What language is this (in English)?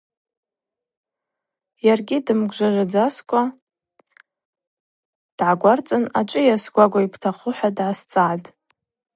Abaza